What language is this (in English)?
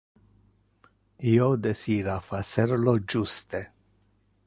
Interlingua